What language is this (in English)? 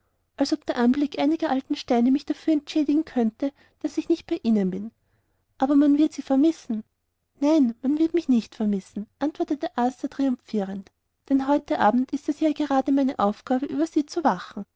German